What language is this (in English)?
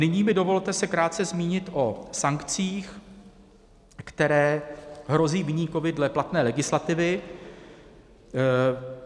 Czech